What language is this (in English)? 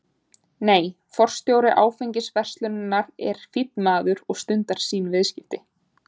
Icelandic